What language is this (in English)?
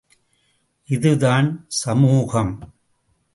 Tamil